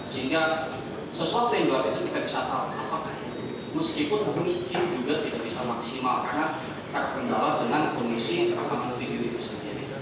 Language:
Indonesian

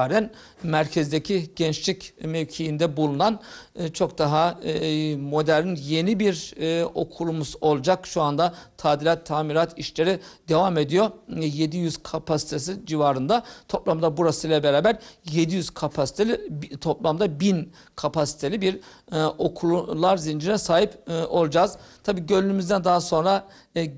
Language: Turkish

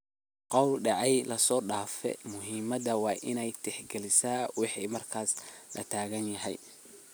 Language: Somali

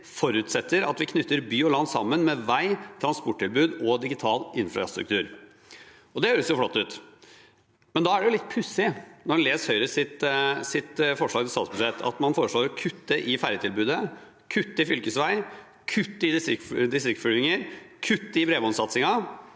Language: Norwegian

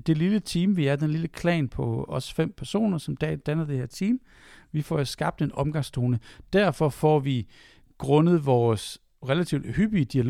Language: Danish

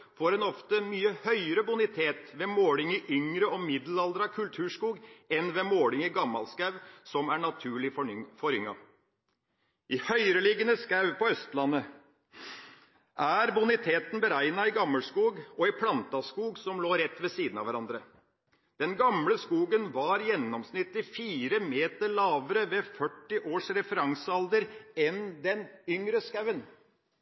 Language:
Norwegian Bokmål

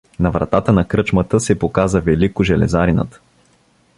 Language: Bulgarian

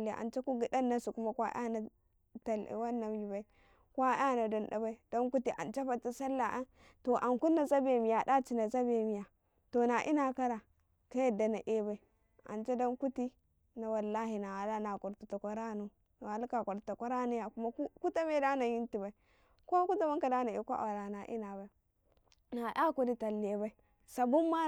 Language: Karekare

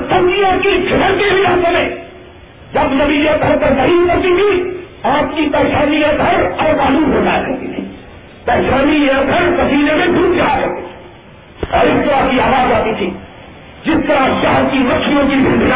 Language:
Urdu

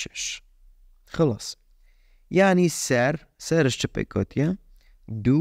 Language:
Persian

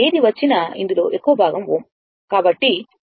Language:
Telugu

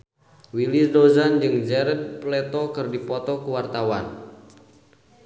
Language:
Sundanese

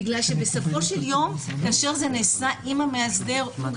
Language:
Hebrew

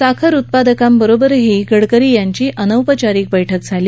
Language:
Marathi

